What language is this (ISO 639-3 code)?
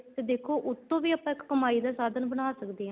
pan